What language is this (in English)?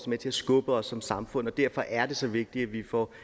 Danish